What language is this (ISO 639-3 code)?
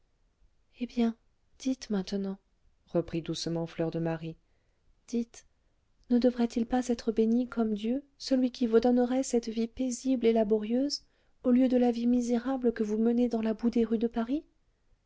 fra